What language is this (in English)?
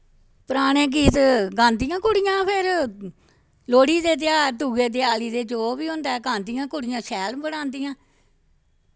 Dogri